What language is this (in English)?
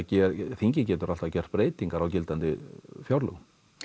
Icelandic